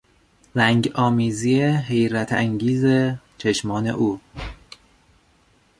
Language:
Persian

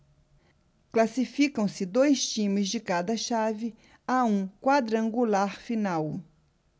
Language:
Portuguese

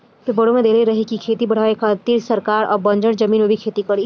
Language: Bhojpuri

